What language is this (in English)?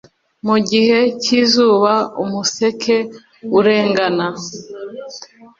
Kinyarwanda